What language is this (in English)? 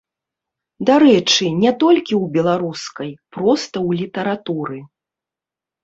Belarusian